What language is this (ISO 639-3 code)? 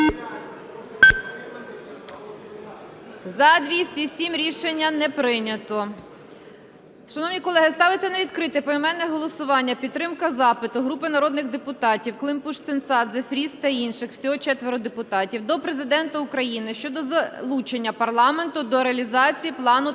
ukr